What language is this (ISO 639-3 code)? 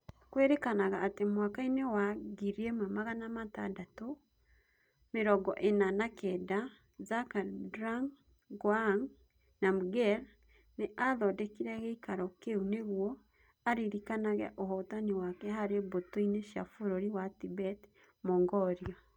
kik